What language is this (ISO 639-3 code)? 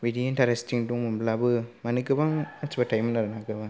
brx